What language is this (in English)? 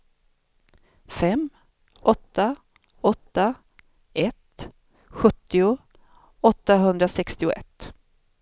Swedish